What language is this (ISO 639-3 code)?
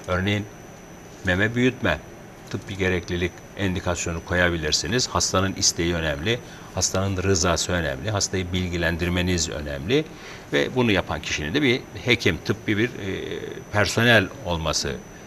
tur